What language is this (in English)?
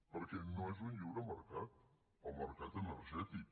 Catalan